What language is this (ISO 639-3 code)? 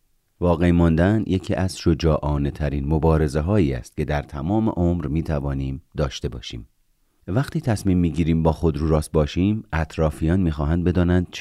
fas